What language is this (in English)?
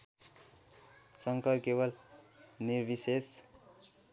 Nepali